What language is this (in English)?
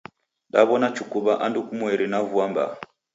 Taita